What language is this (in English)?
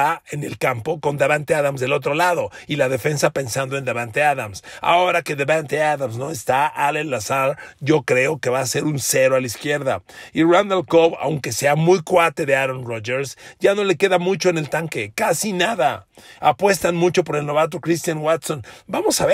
Spanish